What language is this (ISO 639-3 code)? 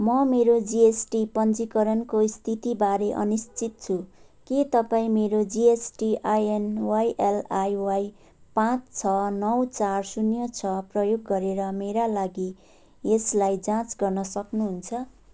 nep